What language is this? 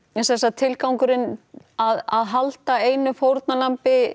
Icelandic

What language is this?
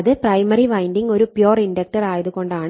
Malayalam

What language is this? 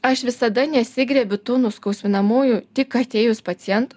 Lithuanian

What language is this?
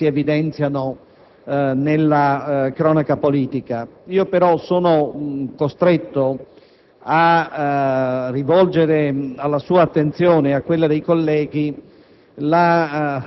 Italian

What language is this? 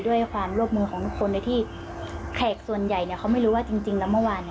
Thai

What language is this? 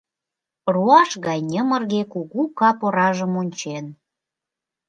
Mari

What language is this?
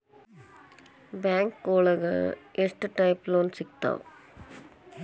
Kannada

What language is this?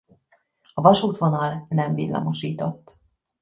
Hungarian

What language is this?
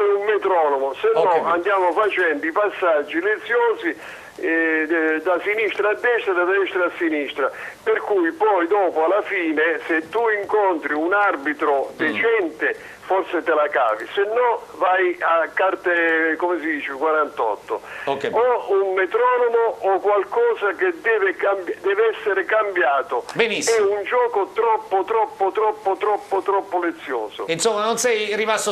Italian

